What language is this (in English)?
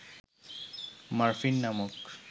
Bangla